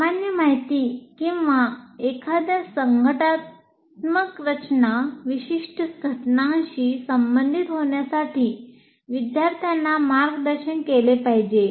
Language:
Marathi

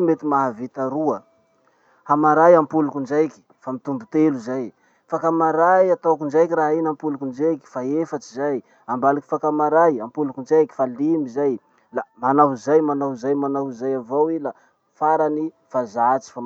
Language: Masikoro Malagasy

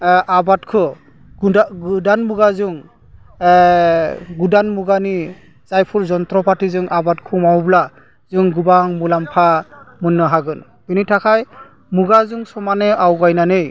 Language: Bodo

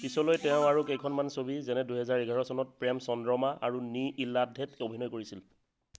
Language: Assamese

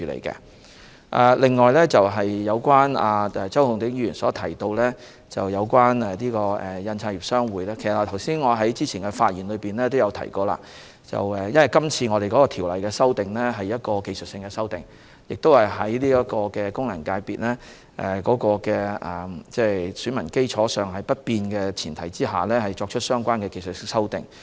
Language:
Cantonese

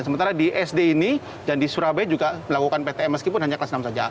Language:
Indonesian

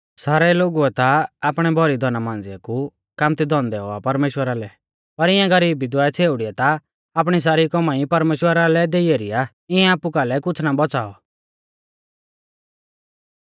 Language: Mahasu Pahari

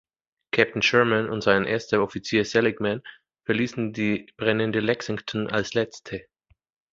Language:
German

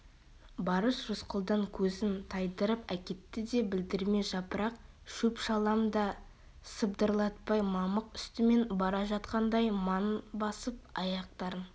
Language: Kazakh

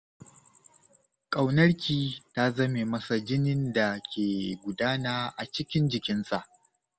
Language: Hausa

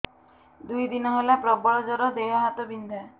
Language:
Odia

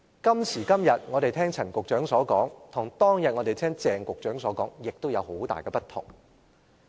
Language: Cantonese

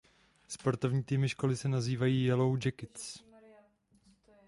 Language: Czech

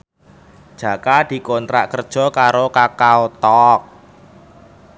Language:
Javanese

